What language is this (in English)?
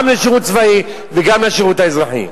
Hebrew